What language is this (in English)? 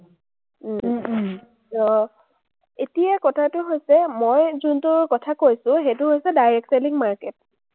Assamese